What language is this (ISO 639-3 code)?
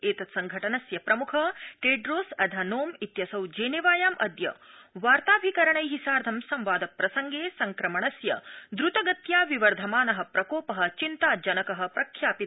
san